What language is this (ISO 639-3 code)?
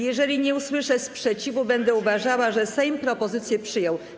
pol